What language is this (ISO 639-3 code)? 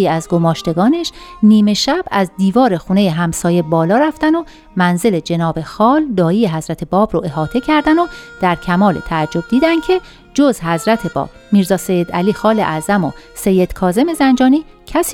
fas